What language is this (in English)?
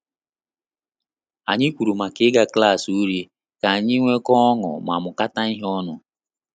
Igbo